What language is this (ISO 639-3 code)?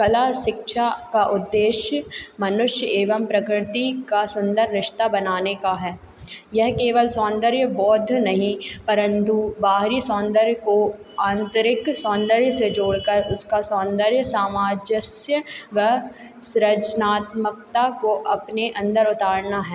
hin